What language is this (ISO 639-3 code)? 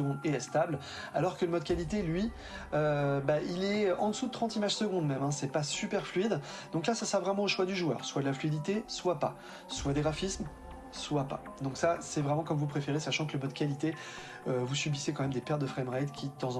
fra